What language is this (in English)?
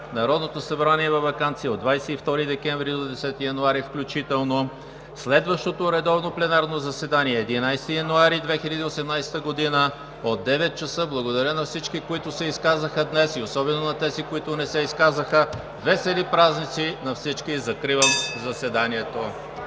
Bulgarian